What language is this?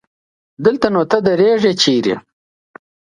Pashto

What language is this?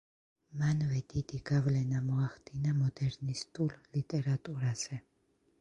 Georgian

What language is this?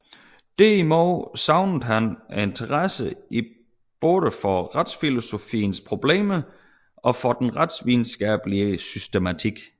Danish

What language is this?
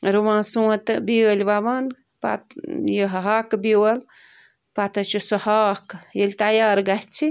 Kashmiri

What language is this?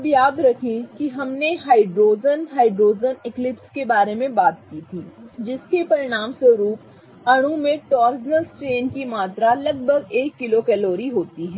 Hindi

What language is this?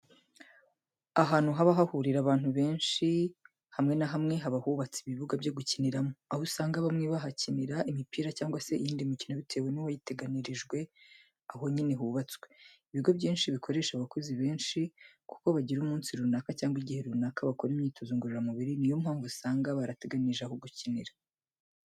Kinyarwanda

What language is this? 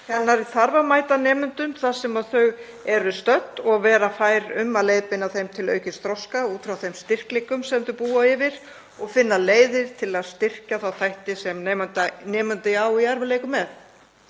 Icelandic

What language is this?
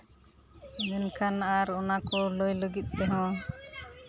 Santali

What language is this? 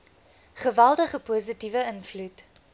Afrikaans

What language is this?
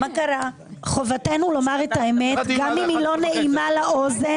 Hebrew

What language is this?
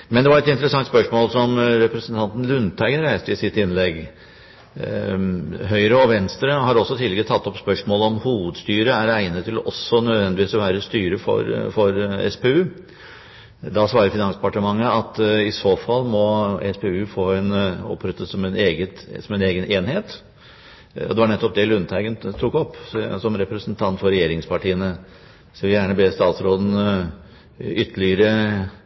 Norwegian Bokmål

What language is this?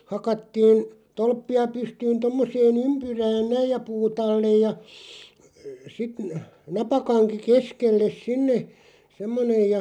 Finnish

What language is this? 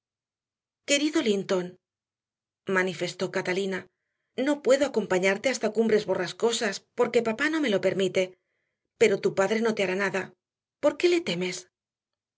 Spanish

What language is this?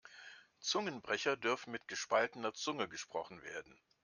German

